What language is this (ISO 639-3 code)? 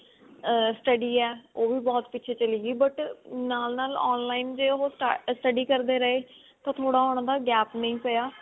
pan